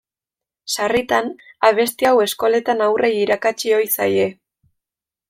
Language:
Basque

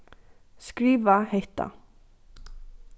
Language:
Faroese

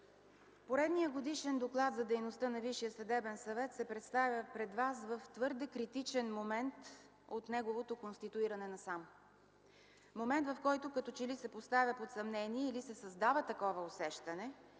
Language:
Bulgarian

